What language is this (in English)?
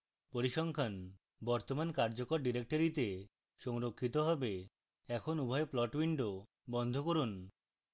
Bangla